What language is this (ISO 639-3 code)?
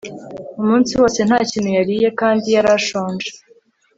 kin